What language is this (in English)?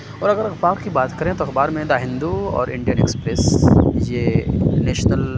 Urdu